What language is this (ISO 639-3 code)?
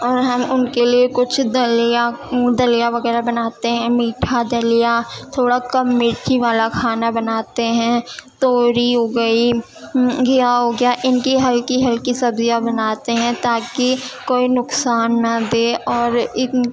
urd